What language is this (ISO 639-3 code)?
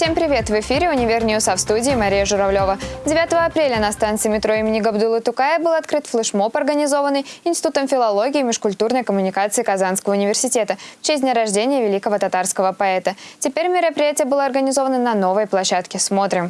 rus